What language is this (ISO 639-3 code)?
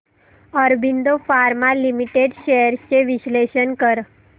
mar